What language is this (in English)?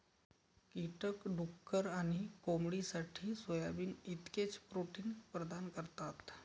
Marathi